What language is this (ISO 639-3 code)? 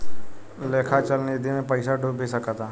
bho